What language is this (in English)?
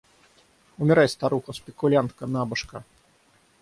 Russian